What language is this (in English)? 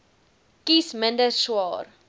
Afrikaans